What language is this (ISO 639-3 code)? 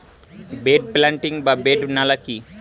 ben